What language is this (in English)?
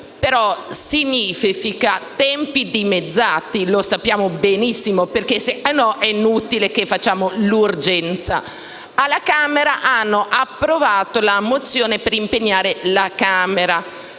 Italian